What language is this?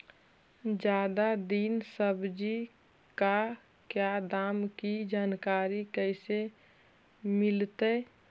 Magahi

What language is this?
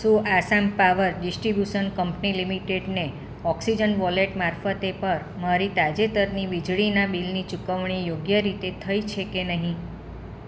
Gujarati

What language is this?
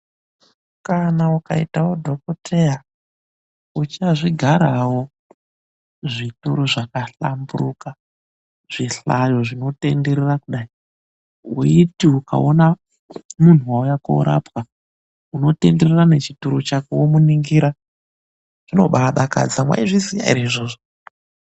Ndau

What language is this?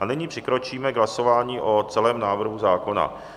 Czech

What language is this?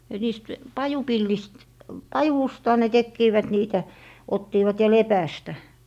Finnish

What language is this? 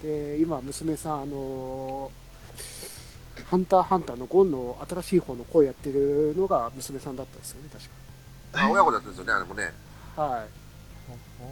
Japanese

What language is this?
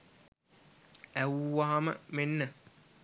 Sinhala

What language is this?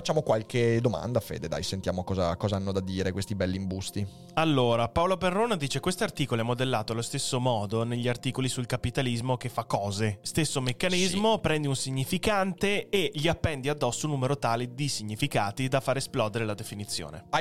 Italian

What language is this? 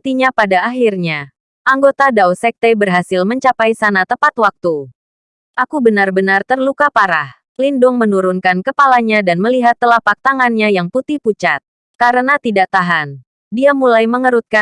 Indonesian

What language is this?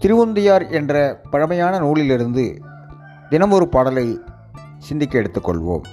Tamil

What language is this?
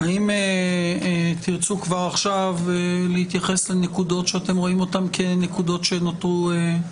Hebrew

